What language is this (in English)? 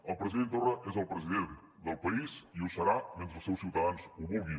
Catalan